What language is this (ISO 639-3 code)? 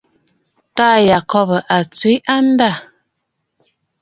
bfd